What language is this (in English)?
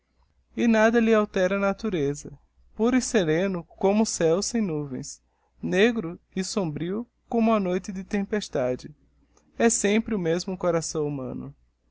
Portuguese